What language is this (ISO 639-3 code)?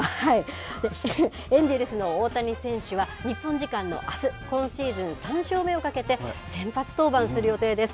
jpn